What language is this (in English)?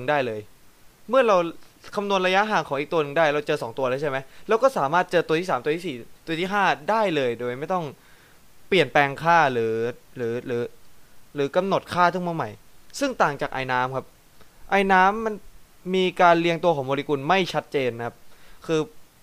Thai